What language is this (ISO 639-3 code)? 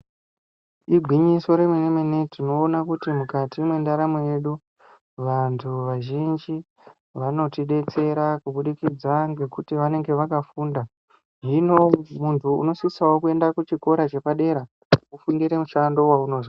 ndc